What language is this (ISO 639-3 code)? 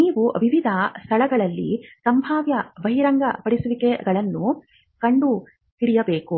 kan